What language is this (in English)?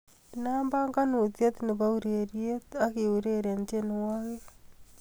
Kalenjin